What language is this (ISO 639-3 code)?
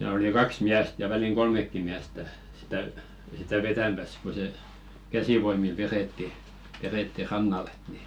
fin